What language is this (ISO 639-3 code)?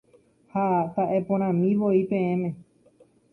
grn